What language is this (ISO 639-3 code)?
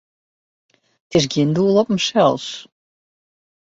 fry